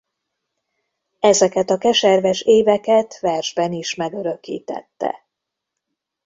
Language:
Hungarian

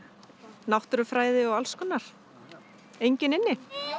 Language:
Icelandic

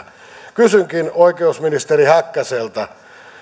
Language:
Finnish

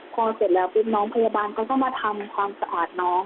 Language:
Thai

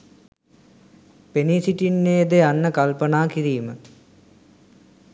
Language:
Sinhala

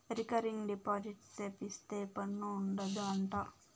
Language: Telugu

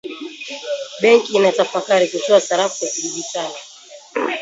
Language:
Swahili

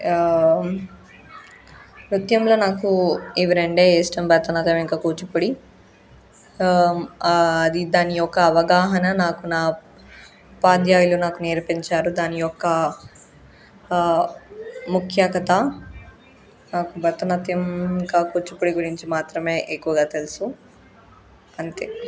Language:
Telugu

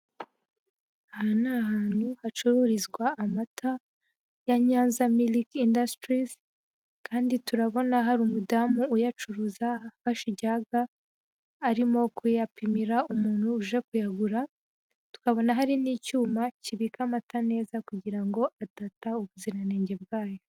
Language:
Kinyarwanda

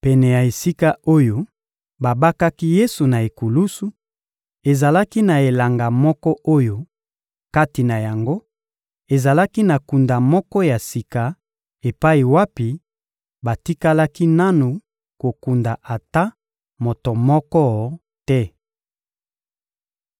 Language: Lingala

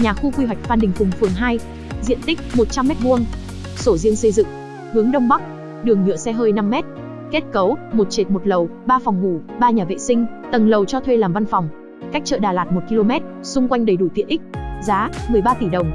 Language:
Vietnamese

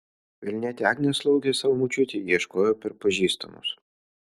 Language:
Lithuanian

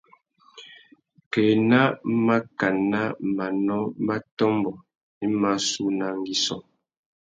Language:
Tuki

